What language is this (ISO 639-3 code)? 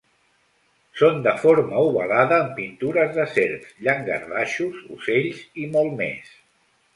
cat